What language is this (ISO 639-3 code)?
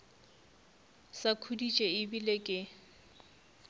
nso